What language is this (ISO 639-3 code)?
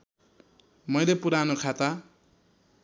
nep